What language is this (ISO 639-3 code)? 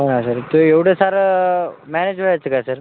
mar